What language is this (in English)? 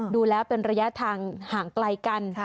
Thai